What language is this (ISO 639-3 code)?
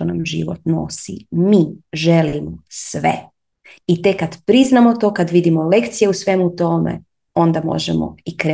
hrv